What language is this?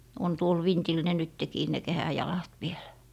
Finnish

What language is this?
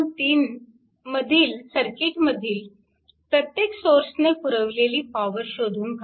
Marathi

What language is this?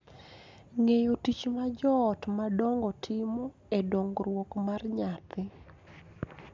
Luo (Kenya and Tanzania)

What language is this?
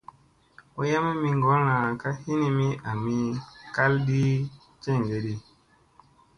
Musey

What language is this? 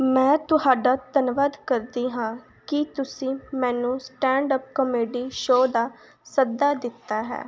Punjabi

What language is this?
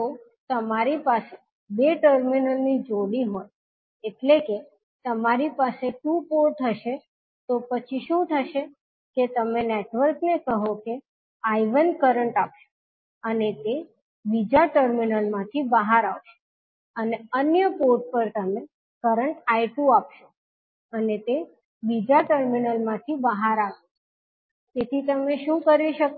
Gujarati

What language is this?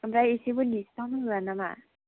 Bodo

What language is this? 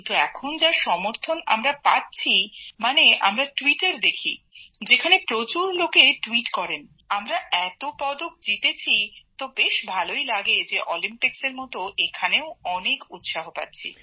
Bangla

